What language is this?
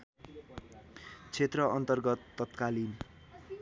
Nepali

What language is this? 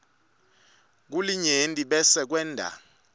Swati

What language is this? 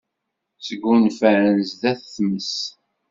Kabyle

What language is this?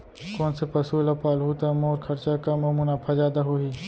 Chhattisgarhi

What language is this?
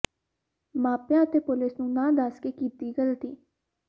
Punjabi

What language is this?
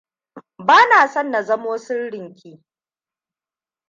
Hausa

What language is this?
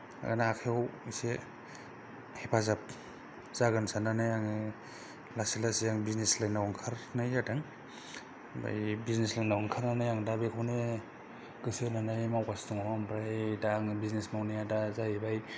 Bodo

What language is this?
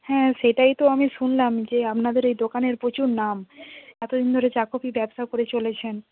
Bangla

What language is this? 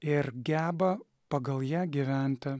Lithuanian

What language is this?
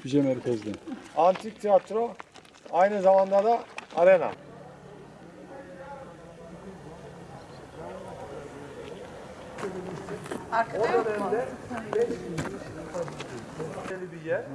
Turkish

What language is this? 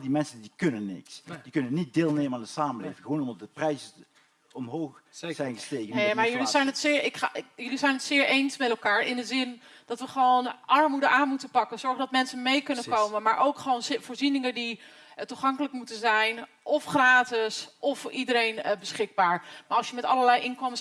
Dutch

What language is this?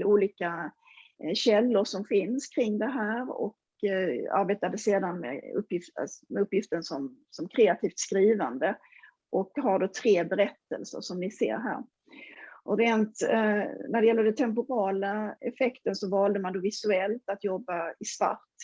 Swedish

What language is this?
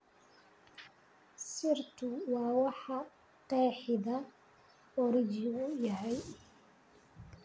Somali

